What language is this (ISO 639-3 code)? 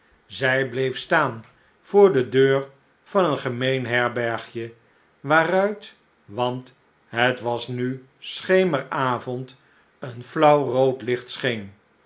nld